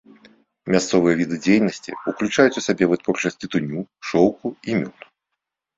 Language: Belarusian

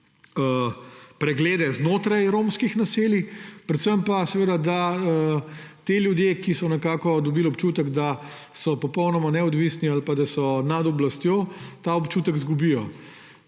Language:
Slovenian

